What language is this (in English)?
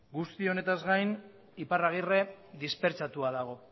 Basque